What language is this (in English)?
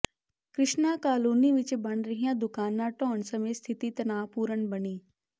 Punjabi